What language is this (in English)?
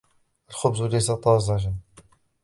Arabic